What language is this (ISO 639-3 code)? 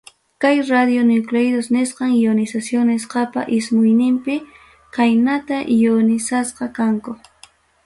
quy